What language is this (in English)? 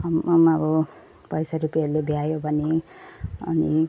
Nepali